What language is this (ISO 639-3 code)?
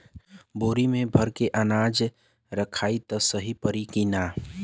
bho